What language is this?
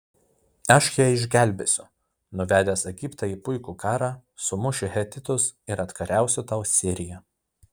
Lithuanian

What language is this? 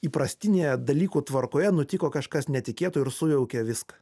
Lithuanian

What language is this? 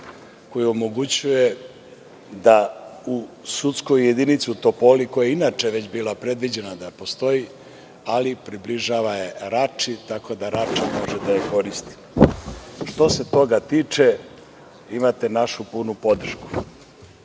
Serbian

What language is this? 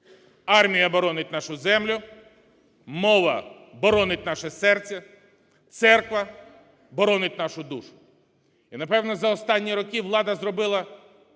Ukrainian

